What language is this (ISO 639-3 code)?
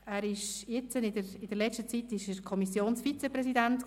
gsw